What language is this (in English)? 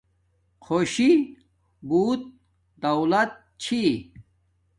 Domaaki